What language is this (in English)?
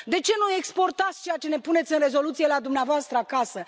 Romanian